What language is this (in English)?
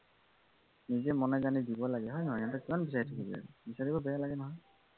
Assamese